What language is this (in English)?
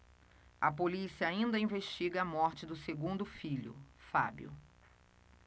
Portuguese